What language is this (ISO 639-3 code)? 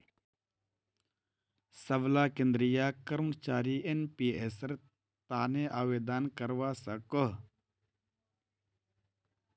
mag